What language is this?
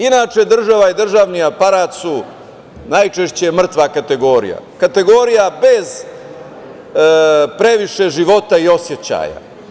Serbian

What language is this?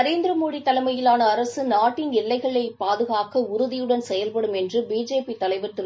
Tamil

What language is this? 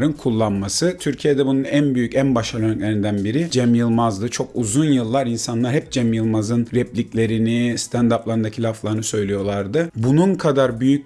Turkish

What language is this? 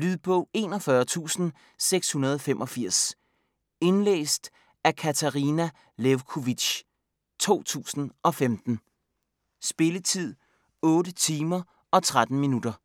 Danish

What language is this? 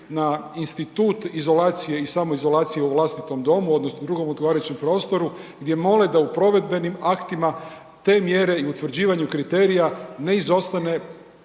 Croatian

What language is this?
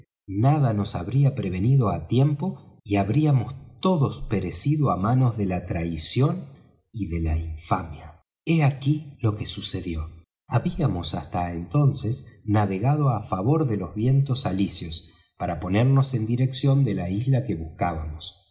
Spanish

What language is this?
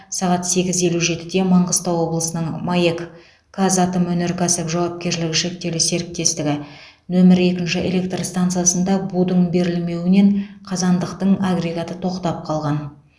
Kazakh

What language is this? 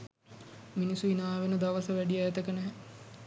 Sinhala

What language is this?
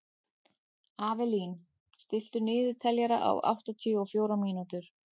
Icelandic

